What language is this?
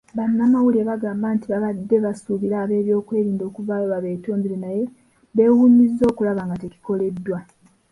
Ganda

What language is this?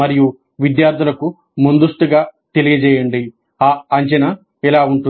Telugu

